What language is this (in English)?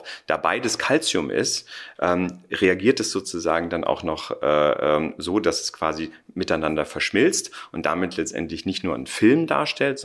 German